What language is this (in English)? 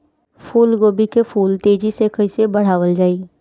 Bhojpuri